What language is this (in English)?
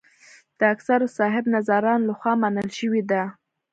Pashto